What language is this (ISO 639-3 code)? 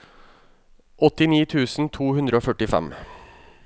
nor